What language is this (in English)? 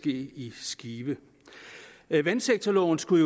Danish